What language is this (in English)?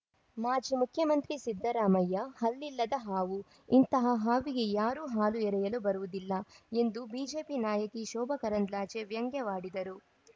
Kannada